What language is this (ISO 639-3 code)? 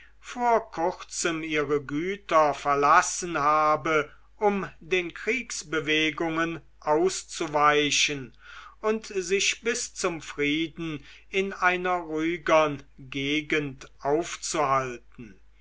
deu